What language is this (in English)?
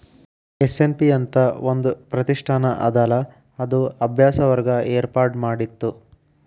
Kannada